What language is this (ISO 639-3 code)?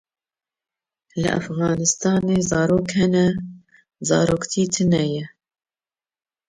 kur